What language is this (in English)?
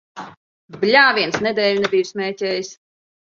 Latvian